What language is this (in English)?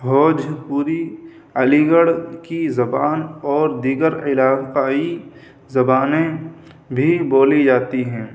Urdu